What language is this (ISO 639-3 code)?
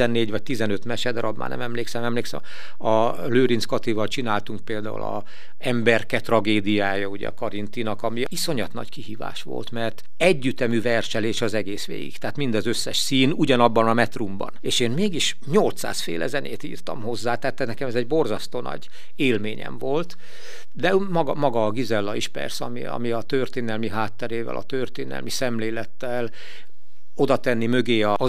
hun